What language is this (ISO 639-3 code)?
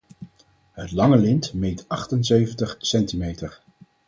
nld